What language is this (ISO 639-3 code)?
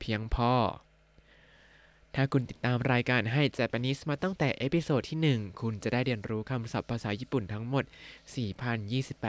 tha